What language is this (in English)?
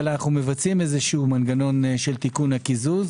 Hebrew